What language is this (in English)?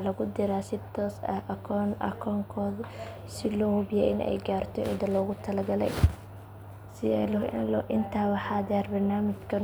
Somali